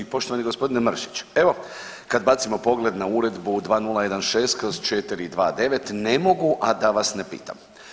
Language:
Croatian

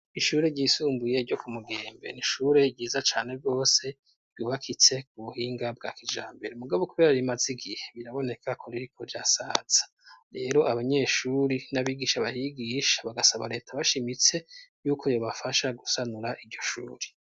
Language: Rundi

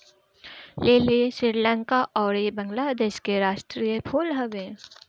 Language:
Bhojpuri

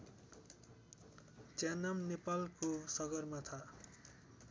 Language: Nepali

